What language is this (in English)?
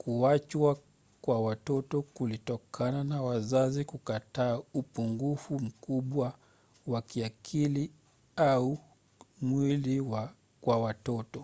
Swahili